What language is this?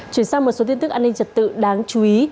Vietnamese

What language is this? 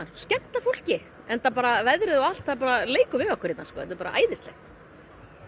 Icelandic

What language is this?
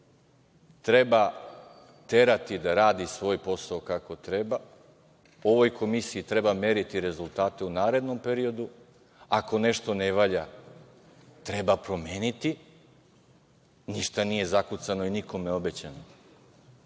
Serbian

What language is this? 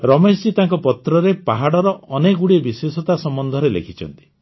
Odia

